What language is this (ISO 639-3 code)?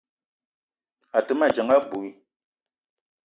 eto